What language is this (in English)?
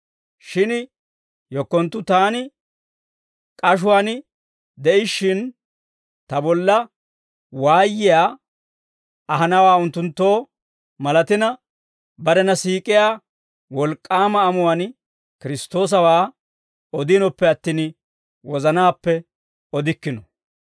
Dawro